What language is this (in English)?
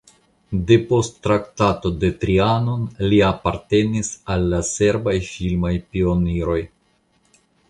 Esperanto